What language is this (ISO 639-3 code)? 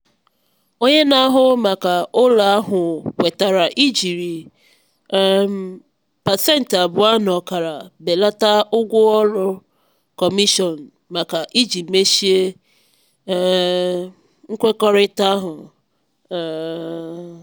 ibo